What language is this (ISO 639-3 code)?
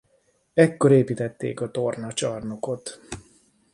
hun